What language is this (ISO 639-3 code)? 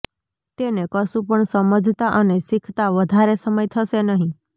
guj